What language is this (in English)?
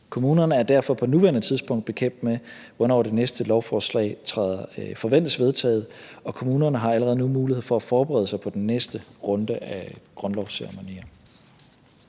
Danish